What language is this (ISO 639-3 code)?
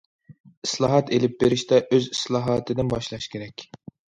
uig